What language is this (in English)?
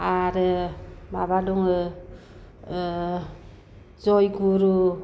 Bodo